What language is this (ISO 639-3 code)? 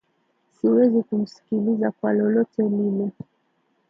swa